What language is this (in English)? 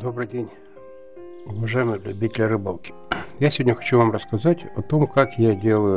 Russian